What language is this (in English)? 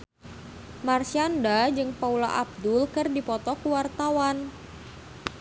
Sundanese